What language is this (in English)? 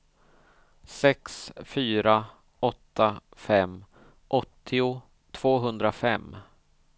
Swedish